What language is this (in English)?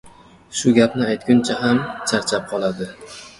Uzbek